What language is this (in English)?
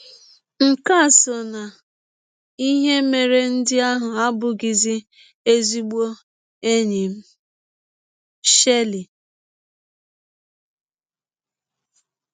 Igbo